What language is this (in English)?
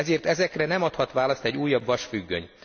Hungarian